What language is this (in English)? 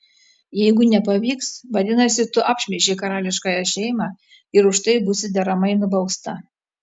Lithuanian